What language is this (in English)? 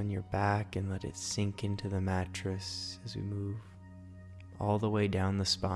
English